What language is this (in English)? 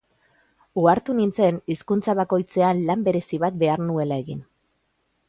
Basque